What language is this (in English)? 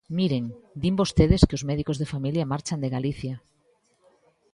Galician